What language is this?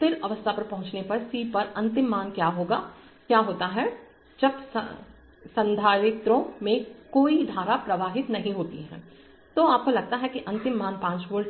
Hindi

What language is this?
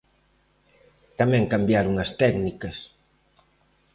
Galician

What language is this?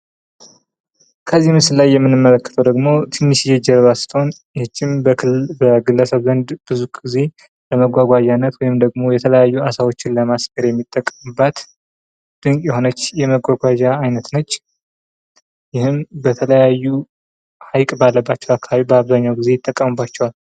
Amharic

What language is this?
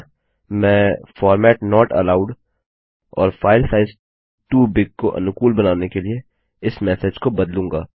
Hindi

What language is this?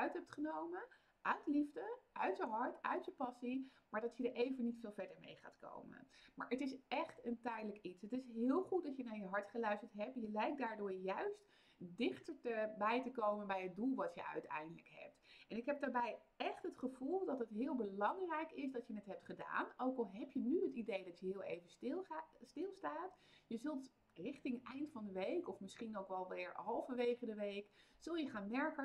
Dutch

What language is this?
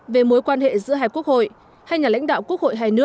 Vietnamese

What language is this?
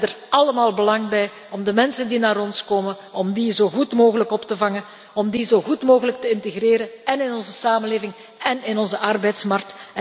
Dutch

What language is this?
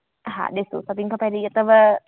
Sindhi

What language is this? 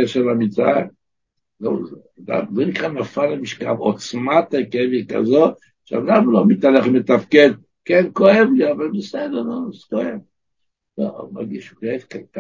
Hebrew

